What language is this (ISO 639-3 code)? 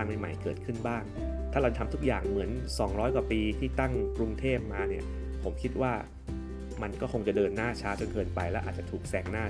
tha